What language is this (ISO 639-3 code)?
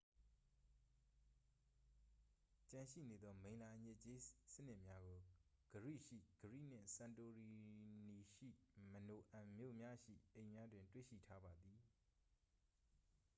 mya